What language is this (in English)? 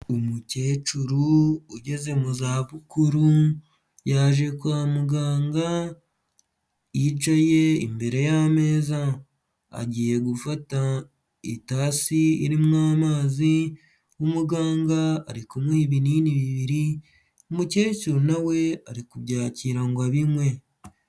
Kinyarwanda